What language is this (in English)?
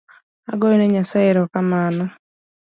Luo (Kenya and Tanzania)